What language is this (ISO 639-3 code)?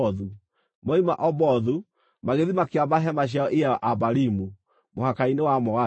kik